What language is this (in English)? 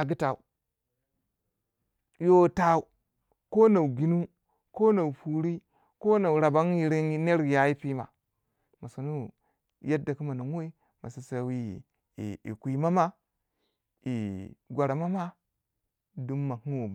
Waja